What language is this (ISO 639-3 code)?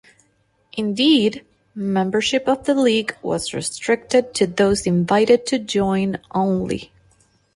eng